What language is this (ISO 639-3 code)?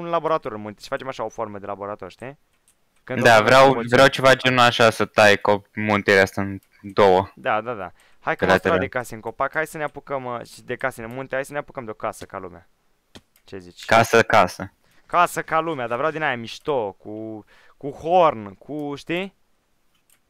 ron